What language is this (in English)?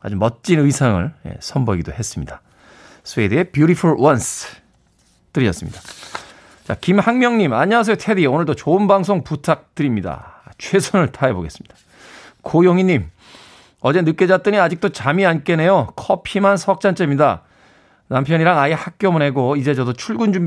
Korean